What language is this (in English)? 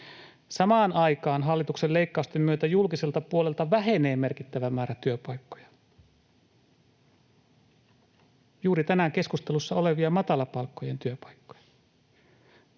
Finnish